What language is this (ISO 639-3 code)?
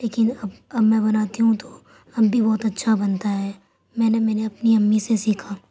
urd